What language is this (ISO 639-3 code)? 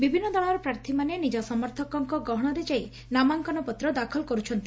ori